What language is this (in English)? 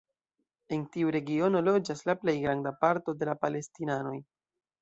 Esperanto